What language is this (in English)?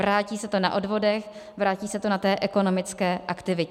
Czech